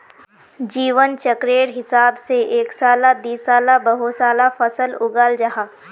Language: Magahi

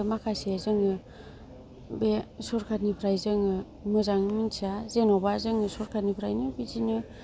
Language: Bodo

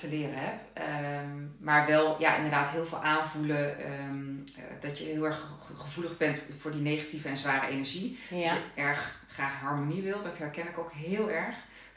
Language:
Dutch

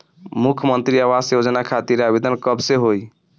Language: Bhojpuri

